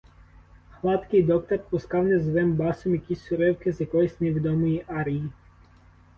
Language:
Ukrainian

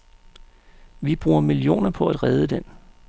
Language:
Danish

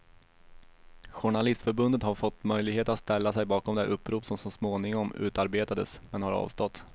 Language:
Swedish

